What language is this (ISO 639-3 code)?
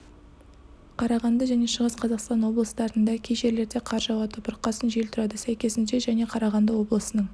kaz